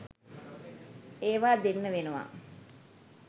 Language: Sinhala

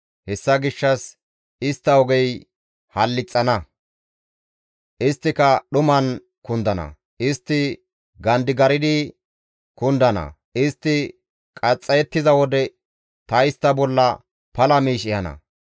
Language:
Gamo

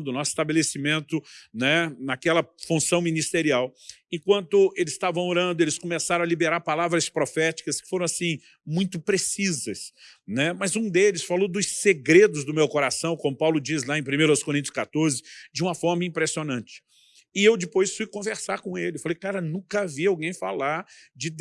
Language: Portuguese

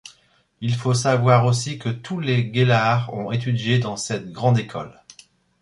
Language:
French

